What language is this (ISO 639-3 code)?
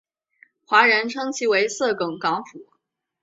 zho